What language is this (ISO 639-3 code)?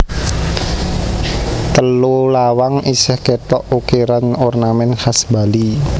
jav